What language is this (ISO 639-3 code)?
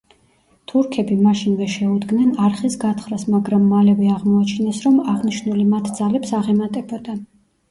kat